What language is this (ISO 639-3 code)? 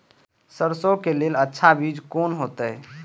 mai